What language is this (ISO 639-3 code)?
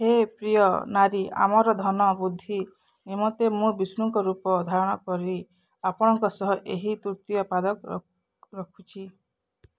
ori